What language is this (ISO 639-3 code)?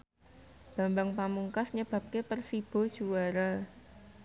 jav